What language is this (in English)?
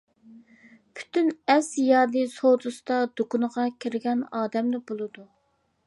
Uyghur